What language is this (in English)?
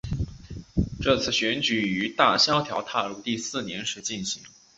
Chinese